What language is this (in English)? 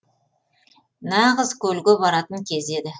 Kazakh